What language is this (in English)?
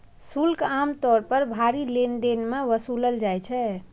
Maithili